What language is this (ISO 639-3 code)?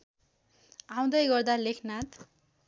nep